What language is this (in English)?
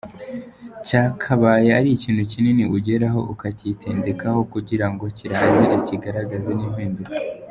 Kinyarwanda